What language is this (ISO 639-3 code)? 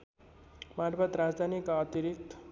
nep